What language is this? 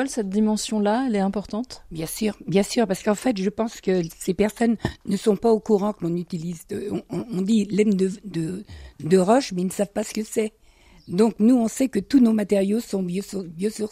French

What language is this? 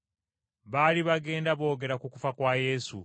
Ganda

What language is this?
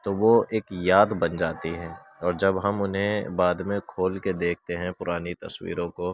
Urdu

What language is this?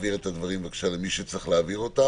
Hebrew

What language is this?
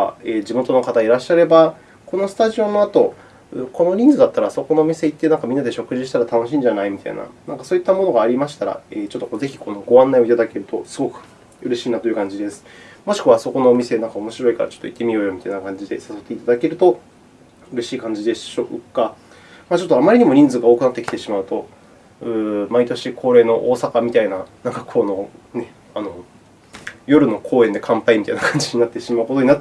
Japanese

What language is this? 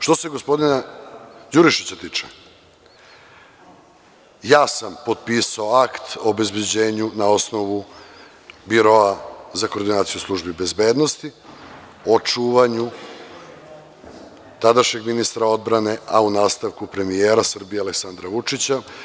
Serbian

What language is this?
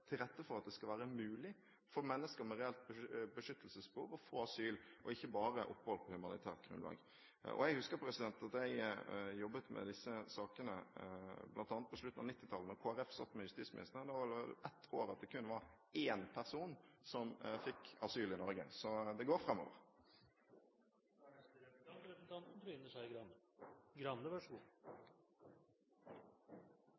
Norwegian Bokmål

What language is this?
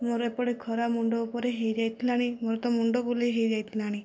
Odia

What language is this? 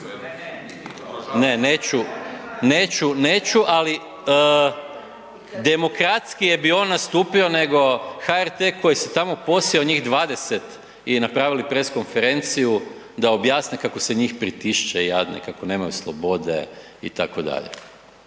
Croatian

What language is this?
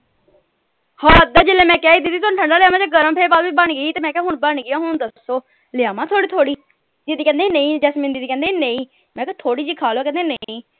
Punjabi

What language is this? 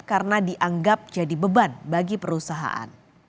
Indonesian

